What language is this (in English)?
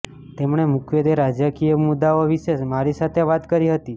Gujarati